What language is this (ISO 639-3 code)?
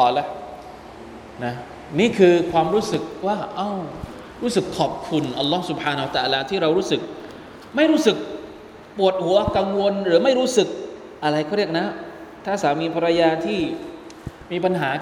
tha